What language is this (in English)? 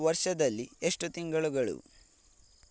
Kannada